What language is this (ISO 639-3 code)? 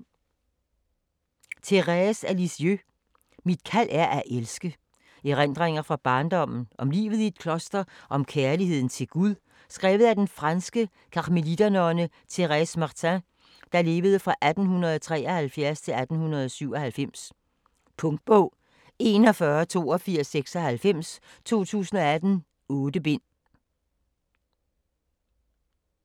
dan